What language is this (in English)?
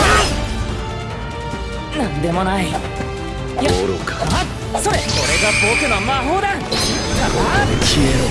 Japanese